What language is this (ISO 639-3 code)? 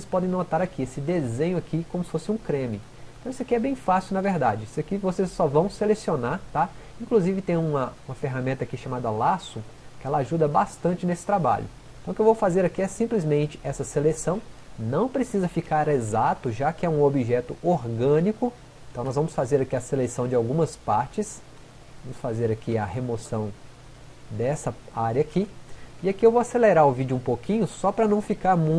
por